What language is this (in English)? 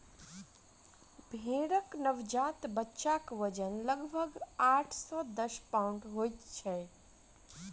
Maithili